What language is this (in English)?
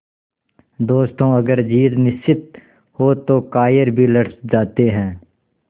Hindi